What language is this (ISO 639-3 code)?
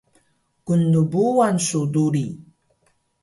trv